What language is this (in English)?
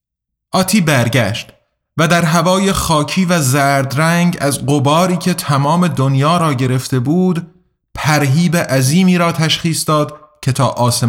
Persian